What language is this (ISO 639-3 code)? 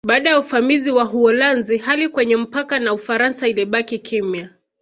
swa